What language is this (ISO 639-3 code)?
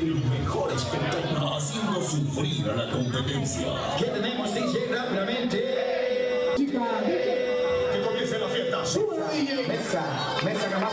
spa